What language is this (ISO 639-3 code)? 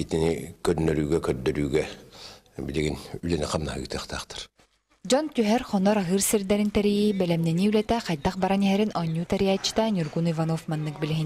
rus